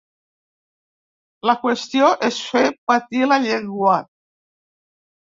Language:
Catalan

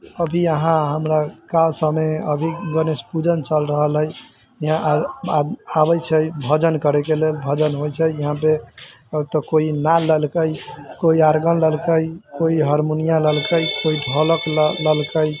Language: Maithili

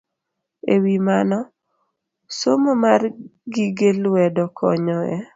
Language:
Luo (Kenya and Tanzania)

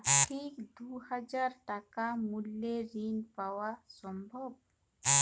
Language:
Bangla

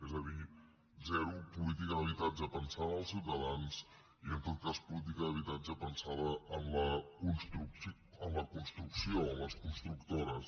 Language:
Catalan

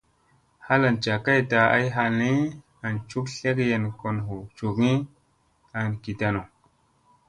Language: Musey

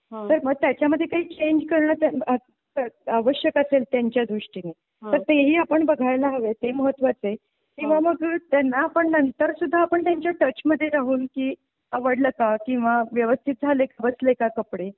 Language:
Marathi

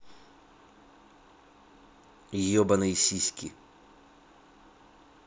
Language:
Russian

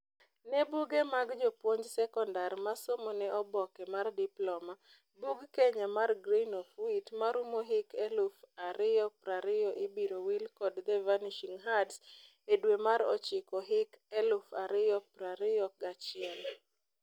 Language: Luo (Kenya and Tanzania)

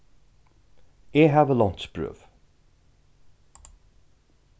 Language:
Faroese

